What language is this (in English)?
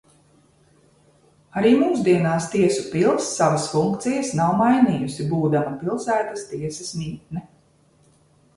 Latvian